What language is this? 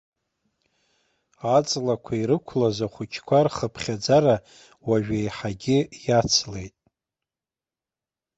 Abkhazian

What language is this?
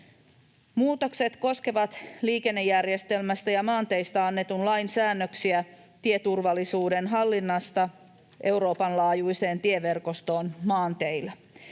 Finnish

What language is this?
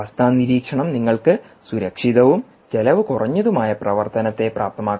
Malayalam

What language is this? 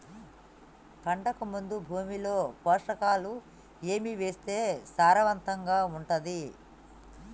Telugu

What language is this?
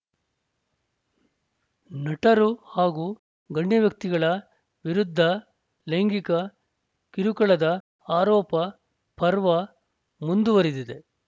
Kannada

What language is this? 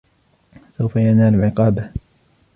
Arabic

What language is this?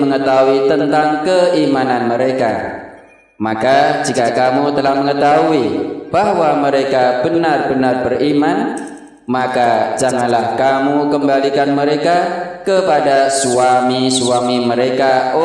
Indonesian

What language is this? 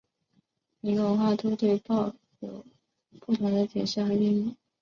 Chinese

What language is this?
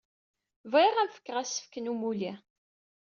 Kabyle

